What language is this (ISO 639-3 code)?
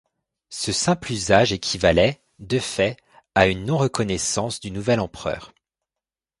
fra